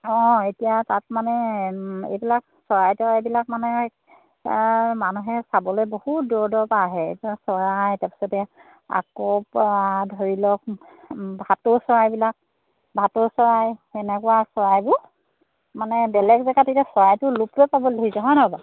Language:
Assamese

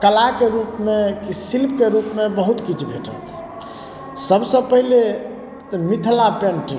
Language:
Maithili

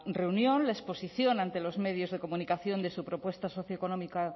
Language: Spanish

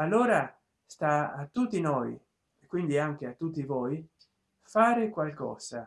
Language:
Italian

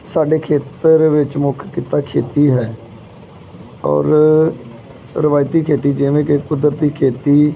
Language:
Punjabi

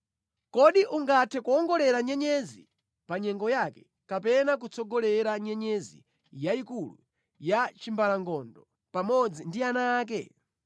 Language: Nyanja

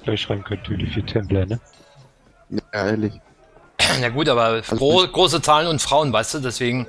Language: German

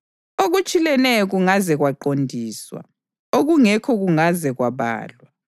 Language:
North Ndebele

